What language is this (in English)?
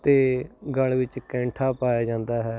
Punjabi